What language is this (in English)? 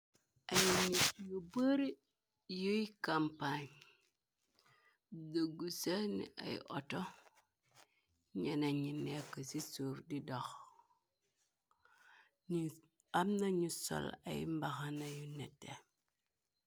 Wolof